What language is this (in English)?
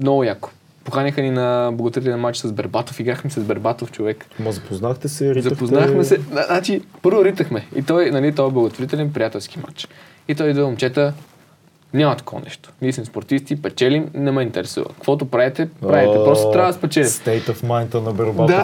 Bulgarian